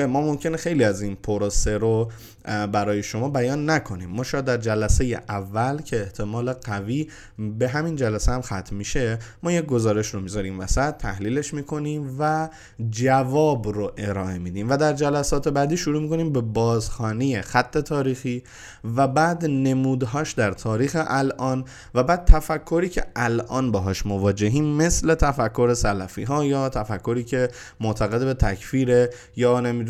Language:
Persian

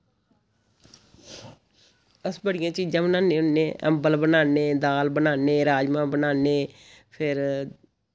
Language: Dogri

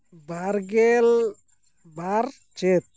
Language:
Santali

